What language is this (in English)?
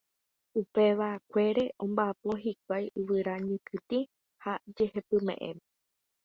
Guarani